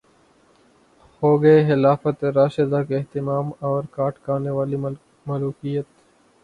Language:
Urdu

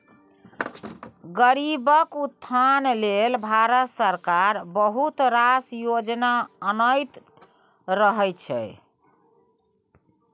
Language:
Maithili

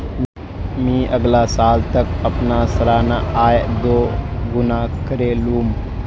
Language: Magahi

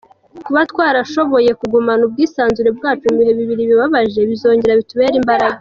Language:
Kinyarwanda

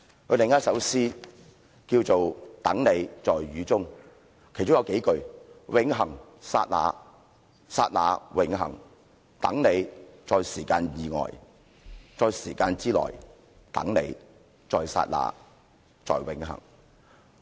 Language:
Cantonese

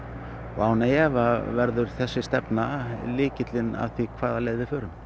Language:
Icelandic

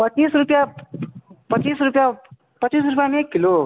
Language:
Maithili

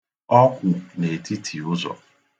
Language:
Igbo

